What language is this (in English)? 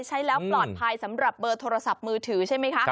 Thai